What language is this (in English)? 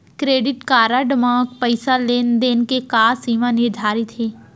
Chhattisgarhi